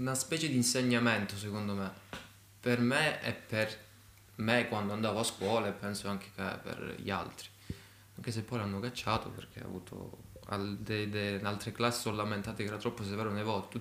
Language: Italian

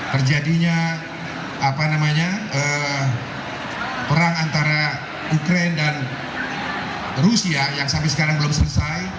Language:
Indonesian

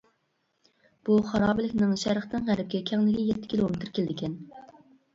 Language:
Uyghur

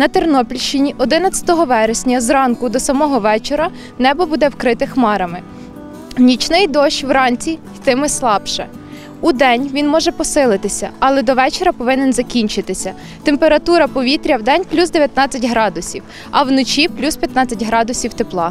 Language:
Ukrainian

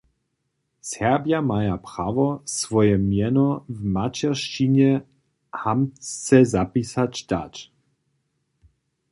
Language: Upper Sorbian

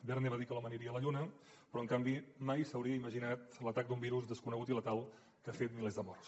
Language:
Catalan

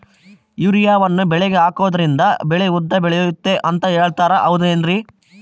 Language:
Kannada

